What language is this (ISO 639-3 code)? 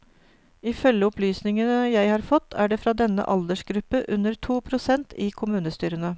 nor